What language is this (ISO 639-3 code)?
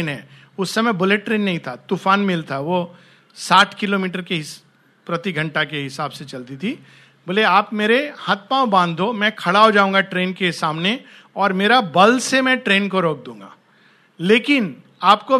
hin